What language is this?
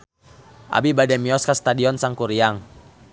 Sundanese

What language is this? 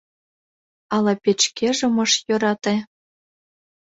Mari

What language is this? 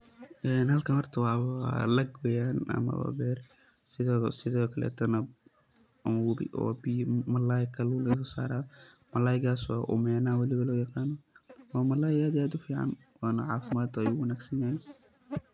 Somali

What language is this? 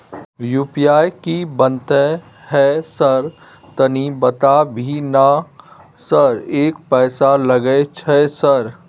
Maithili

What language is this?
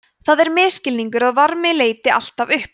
Icelandic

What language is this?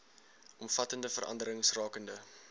Afrikaans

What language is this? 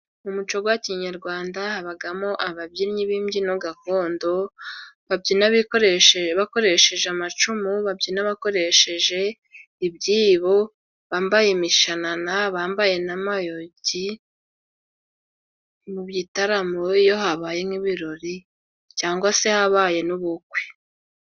Kinyarwanda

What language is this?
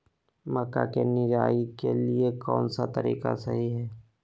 Magahi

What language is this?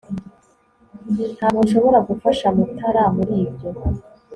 Kinyarwanda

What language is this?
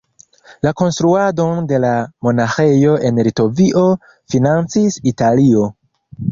Esperanto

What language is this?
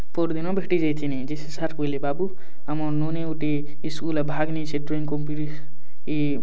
Odia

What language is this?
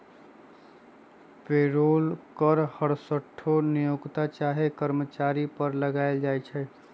Magahi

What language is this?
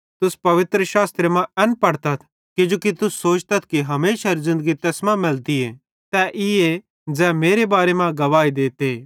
Bhadrawahi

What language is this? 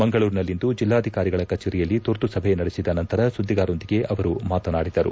Kannada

